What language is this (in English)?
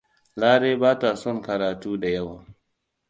Hausa